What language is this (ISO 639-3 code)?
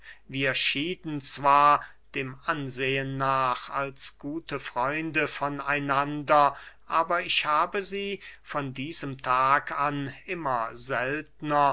deu